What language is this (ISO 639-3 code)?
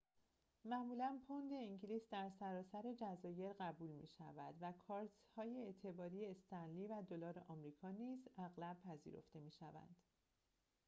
fas